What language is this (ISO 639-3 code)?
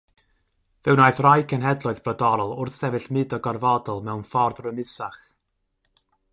cym